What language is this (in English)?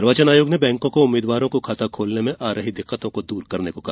Hindi